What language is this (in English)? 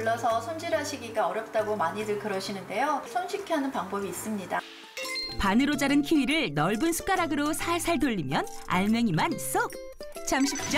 Korean